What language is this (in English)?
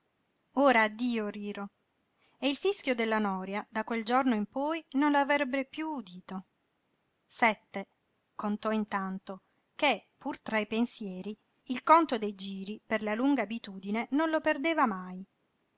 Italian